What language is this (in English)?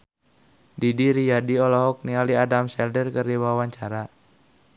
Sundanese